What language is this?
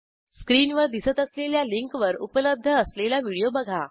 Marathi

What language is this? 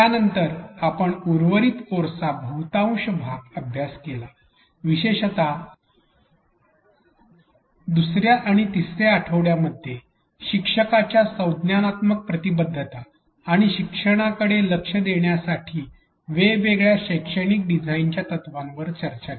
Marathi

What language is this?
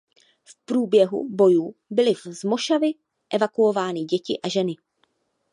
Czech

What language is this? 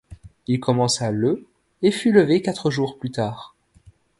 French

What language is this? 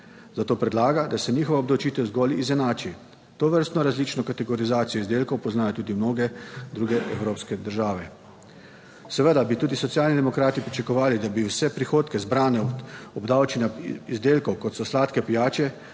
Slovenian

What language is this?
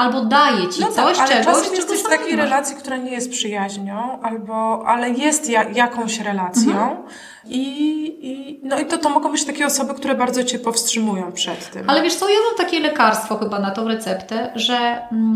Polish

